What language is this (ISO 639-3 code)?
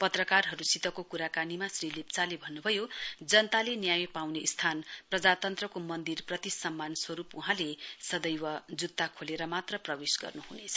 nep